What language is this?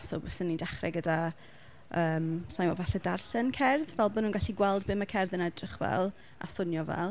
Welsh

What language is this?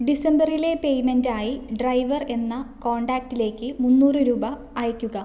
Malayalam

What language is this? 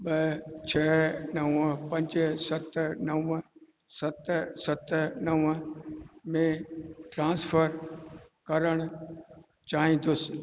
Sindhi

